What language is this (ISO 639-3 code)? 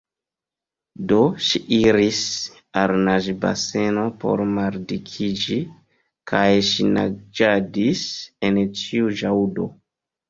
epo